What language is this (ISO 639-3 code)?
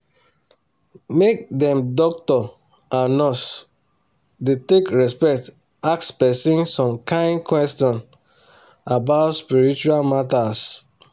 pcm